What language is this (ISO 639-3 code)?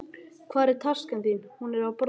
isl